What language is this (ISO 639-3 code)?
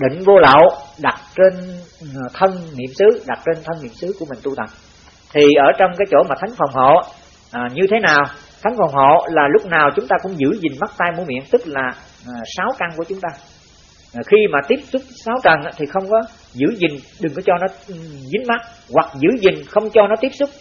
vie